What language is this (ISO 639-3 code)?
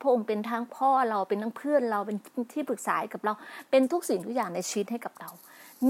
tha